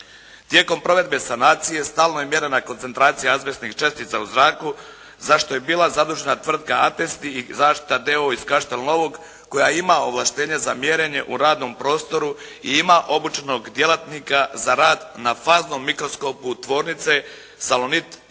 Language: Croatian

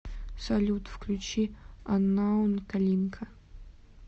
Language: Russian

